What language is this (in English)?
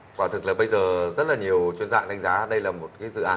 Vietnamese